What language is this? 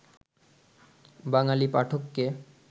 Bangla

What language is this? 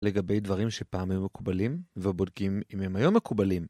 Hebrew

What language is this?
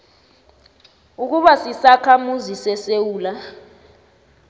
South Ndebele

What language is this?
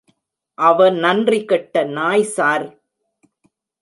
Tamil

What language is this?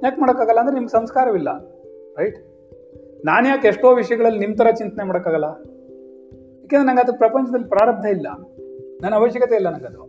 Kannada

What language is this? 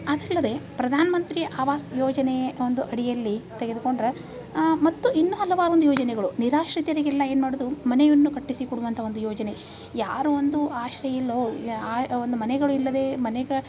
Kannada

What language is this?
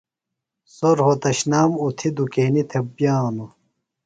Phalura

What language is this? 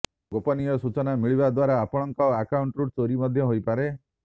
Odia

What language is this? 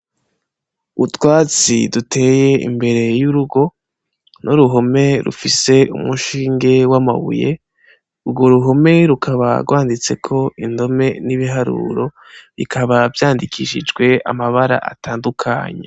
Rundi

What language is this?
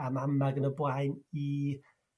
Welsh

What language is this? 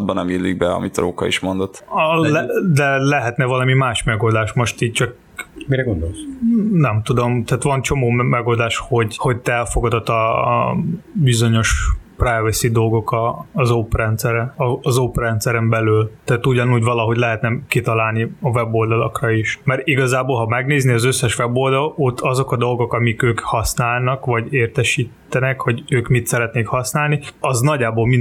Hungarian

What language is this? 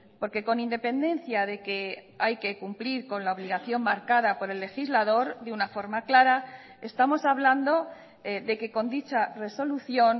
Spanish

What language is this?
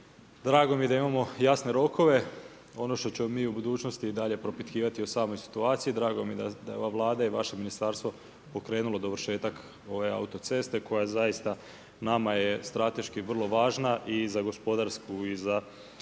Croatian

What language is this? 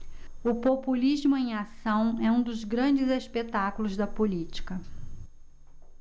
Portuguese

